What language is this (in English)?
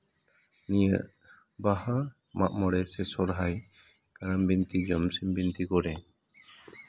Santali